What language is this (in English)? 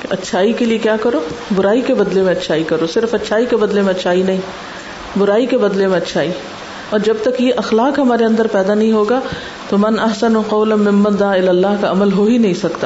Urdu